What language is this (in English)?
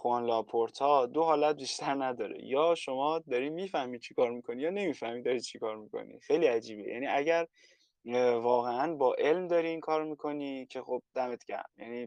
Persian